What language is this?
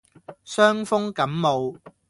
Cantonese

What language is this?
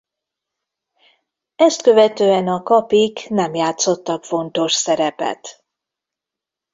Hungarian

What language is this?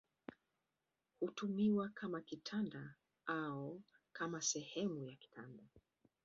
Swahili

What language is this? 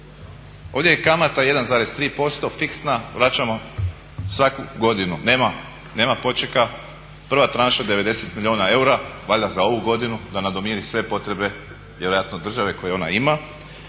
Croatian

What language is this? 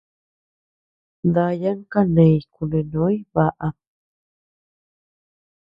Tepeuxila Cuicatec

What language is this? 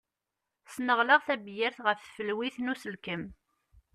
Kabyle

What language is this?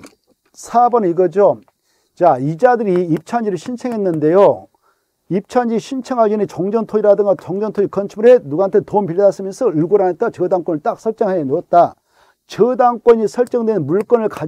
Korean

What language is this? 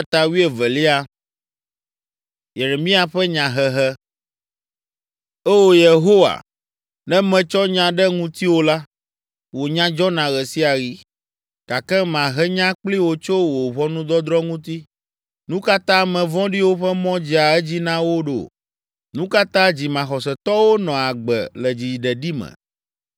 Ewe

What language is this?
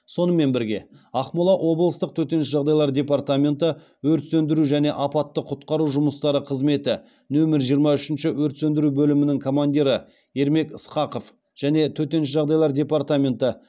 Kazakh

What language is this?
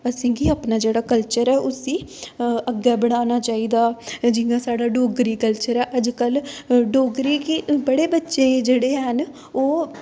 Dogri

